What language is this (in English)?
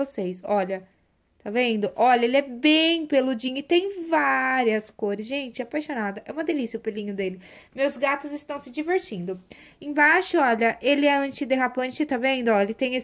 Portuguese